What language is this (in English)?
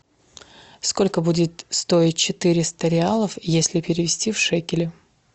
Russian